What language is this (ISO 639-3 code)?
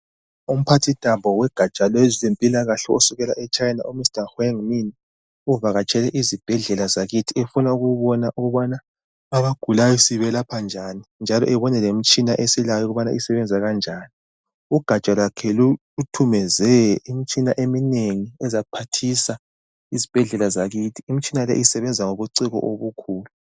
nde